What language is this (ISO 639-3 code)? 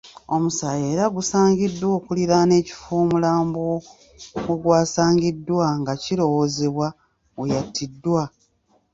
lug